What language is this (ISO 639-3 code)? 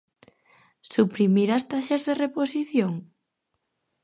glg